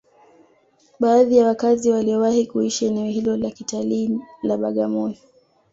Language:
Swahili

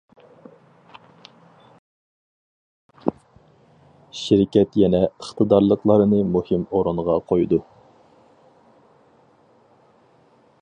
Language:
Uyghur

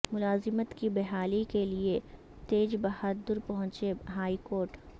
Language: Urdu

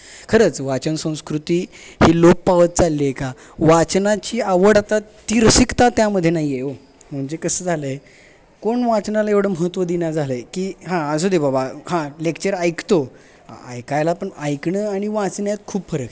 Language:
Marathi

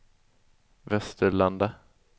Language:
Swedish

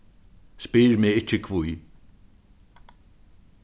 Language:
Faroese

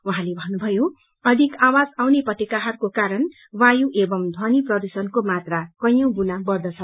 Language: Nepali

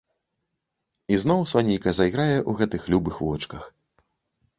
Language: Belarusian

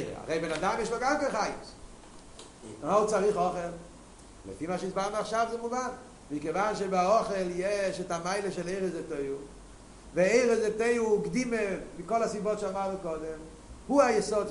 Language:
Hebrew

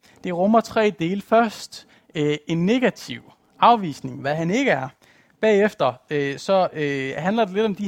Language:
Danish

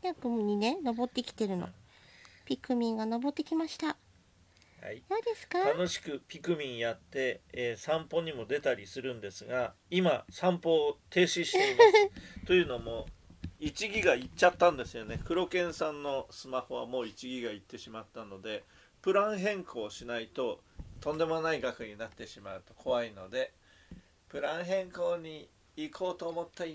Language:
Japanese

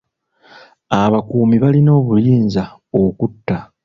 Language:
Ganda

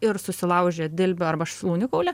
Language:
Lithuanian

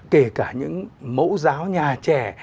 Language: Vietnamese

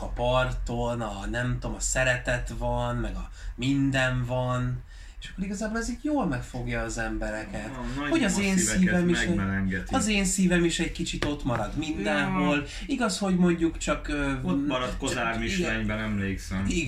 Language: Hungarian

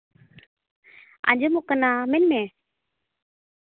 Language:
Santali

